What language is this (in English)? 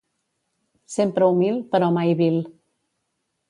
Catalan